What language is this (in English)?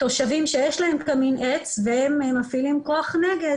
Hebrew